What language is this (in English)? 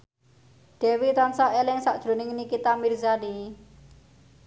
Javanese